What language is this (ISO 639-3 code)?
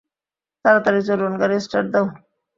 ben